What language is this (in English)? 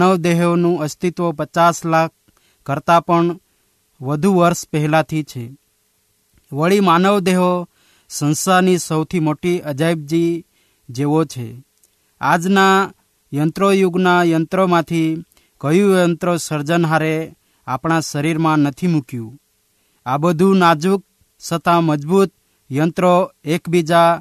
Hindi